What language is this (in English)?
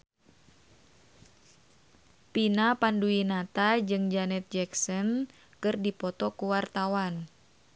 Sundanese